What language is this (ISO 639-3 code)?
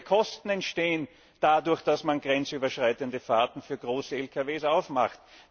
deu